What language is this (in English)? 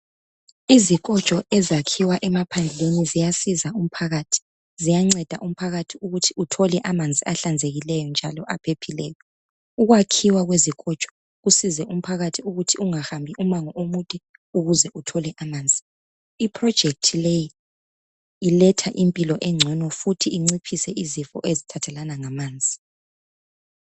North Ndebele